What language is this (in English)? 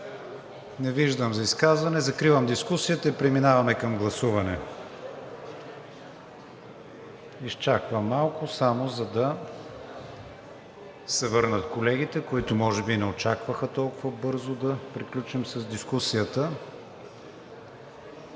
Bulgarian